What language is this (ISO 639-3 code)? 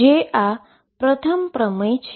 guj